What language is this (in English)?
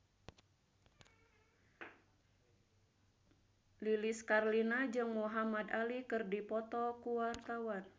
Sundanese